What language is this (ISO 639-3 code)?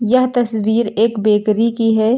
hin